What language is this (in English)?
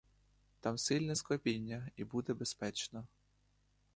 Ukrainian